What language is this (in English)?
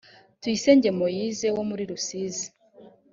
Kinyarwanda